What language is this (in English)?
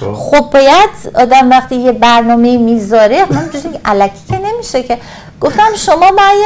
Persian